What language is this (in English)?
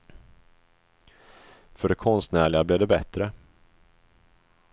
Swedish